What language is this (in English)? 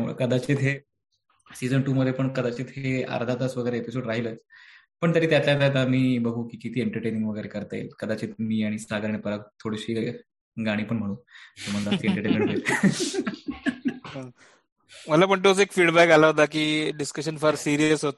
Marathi